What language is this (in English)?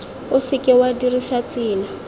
Tswana